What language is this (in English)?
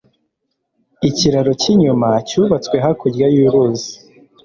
Kinyarwanda